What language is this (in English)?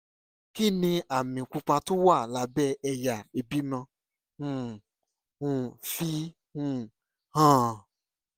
Yoruba